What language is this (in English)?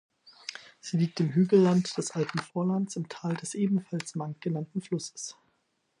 German